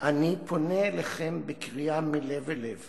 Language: Hebrew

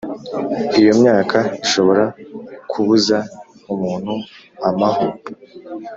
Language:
Kinyarwanda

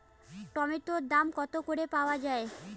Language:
Bangla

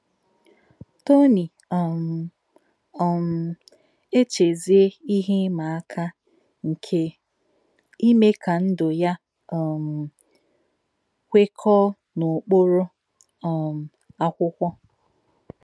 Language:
Igbo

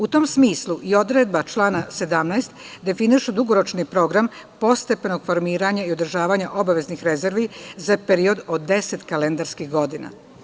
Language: Serbian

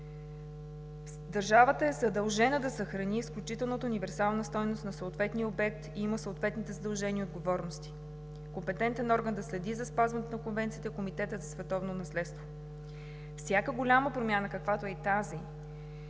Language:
Bulgarian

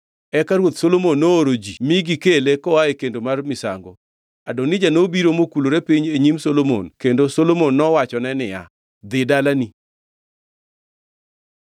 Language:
Luo (Kenya and Tanzania)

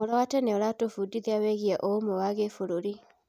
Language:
Kikuyu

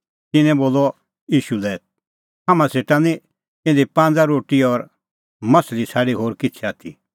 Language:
Kullu Pahari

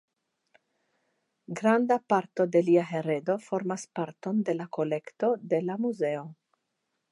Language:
Esperanto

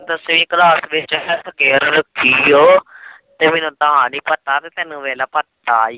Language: Punjabi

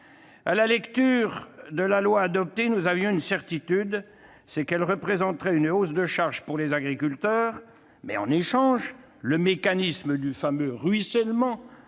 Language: French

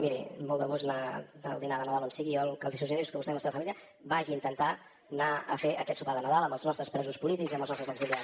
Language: Catalan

